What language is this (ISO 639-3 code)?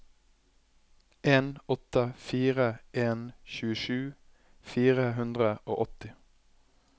nor